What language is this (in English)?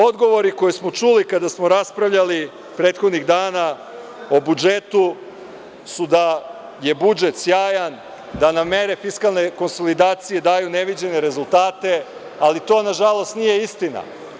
Serbian